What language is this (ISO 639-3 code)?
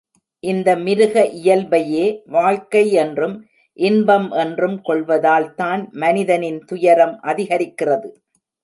tam